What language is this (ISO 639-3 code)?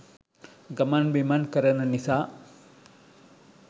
sin